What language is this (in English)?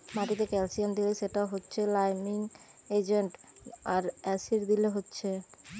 Bangla